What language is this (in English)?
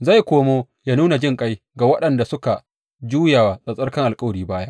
Hausa